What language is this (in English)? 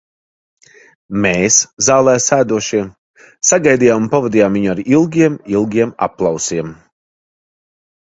Latvian